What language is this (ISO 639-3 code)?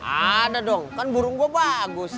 ind